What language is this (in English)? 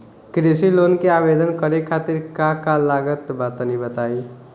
Bhojpuri